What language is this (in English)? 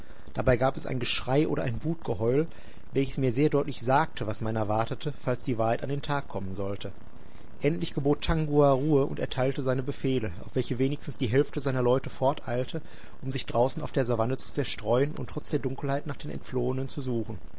German